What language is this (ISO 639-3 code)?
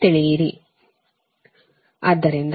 kan